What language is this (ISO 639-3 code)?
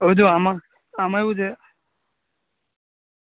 guj